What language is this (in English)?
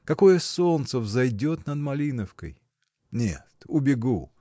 Russian